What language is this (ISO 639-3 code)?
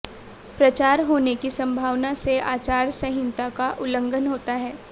hin